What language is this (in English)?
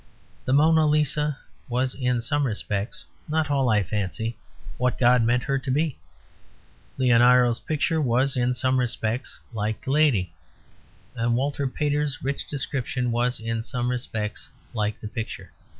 English